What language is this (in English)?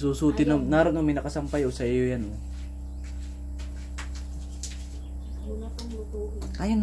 Filipino